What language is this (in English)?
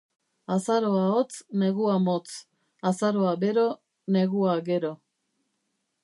Basque